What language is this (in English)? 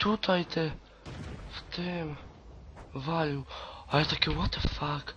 Polish